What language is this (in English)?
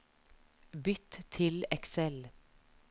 Norwegian